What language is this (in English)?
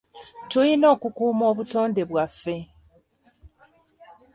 Ganda